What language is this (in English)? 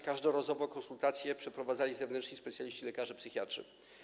Polish